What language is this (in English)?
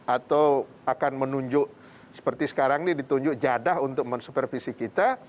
Indonesian